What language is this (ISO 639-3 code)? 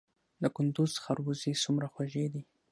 pus